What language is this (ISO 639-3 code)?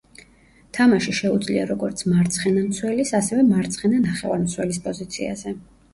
kat